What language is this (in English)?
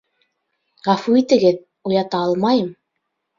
Bashkir